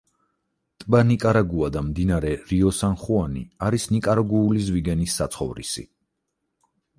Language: Georgian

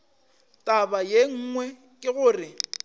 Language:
Northern Sotho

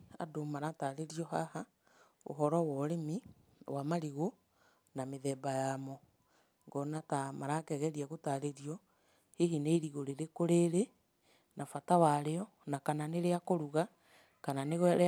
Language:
Kikuyu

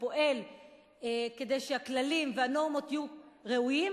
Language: Hebrew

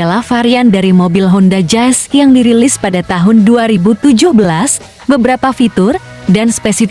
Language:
Indonesian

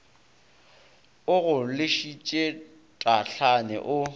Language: Northern Sotho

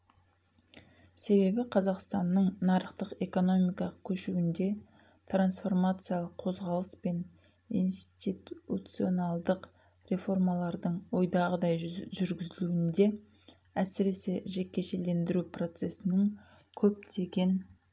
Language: Kazakh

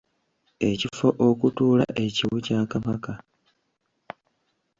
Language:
Ganda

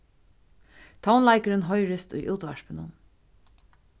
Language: Faroese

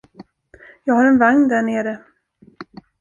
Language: Swedish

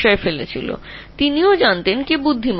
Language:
Bangla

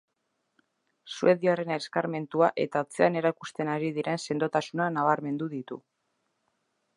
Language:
Basque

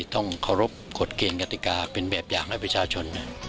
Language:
Thai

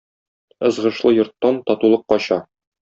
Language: Tatar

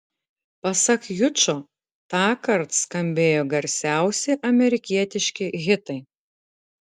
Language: Lithuanian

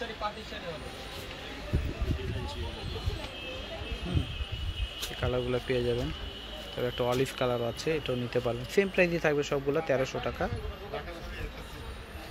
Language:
Romanian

